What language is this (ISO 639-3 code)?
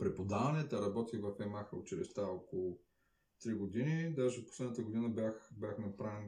bul